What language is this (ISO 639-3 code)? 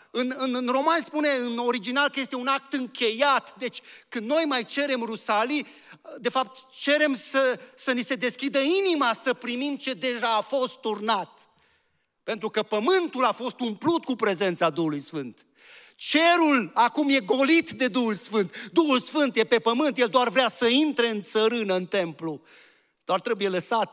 ron